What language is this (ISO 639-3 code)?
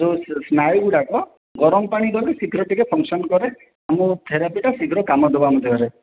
ori